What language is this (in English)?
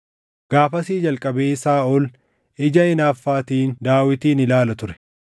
Oromo